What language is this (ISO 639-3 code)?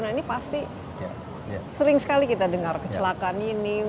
ind